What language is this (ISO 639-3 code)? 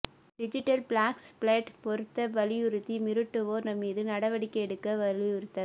tam